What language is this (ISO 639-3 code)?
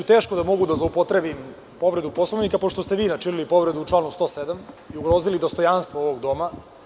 srp